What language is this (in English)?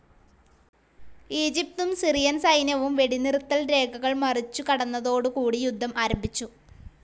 Malayalam